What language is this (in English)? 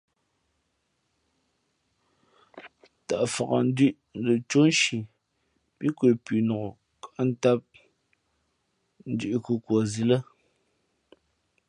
Fe'fe'